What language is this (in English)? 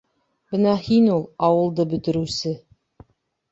Bashkir